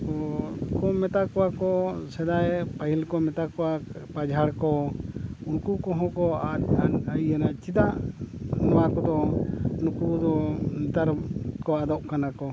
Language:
Santali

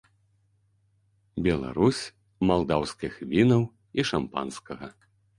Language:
Belarusian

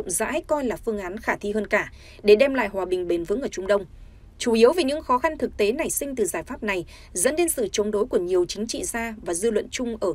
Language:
Vietnamese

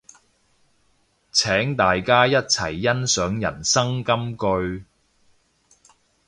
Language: Cantonese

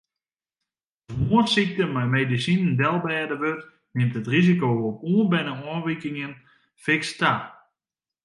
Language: Western Frisian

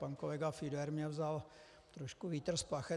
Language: Czech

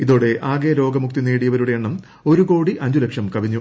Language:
Malayalam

